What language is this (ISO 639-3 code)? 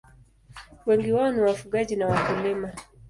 swa